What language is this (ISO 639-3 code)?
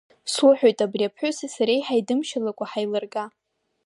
abk